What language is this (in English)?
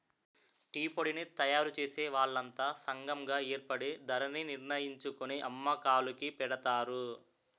Telugu